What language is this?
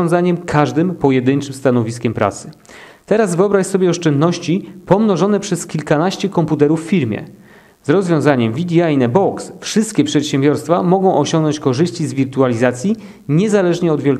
Polish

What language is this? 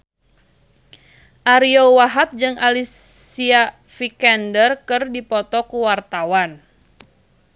Sundanese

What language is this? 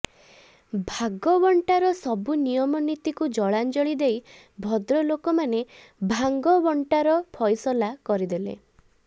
Odia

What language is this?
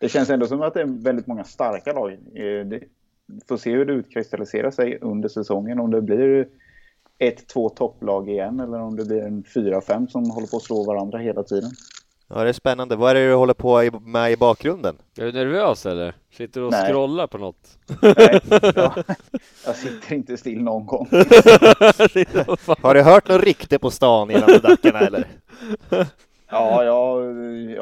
Swedish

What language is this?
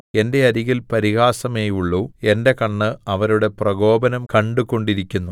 Malayalam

